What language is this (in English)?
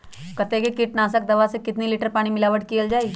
Magahi